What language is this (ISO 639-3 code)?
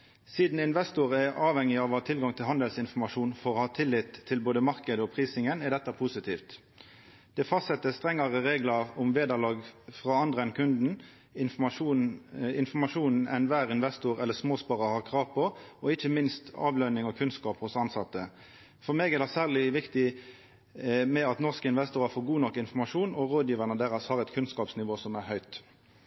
nno